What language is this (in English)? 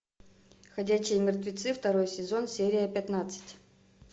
Russian